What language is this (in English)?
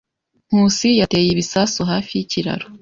Kinyarwanda